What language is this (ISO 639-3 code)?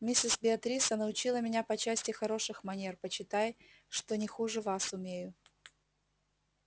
rus